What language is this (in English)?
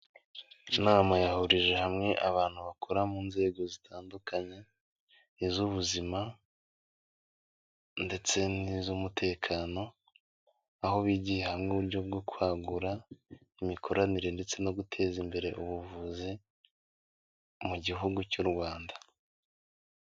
Kinyarwanda